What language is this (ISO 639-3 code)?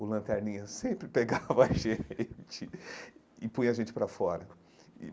por